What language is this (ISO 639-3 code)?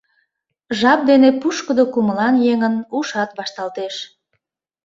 chm